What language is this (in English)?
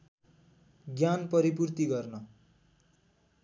Nepali